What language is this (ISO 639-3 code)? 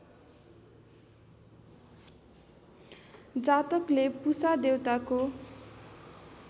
nep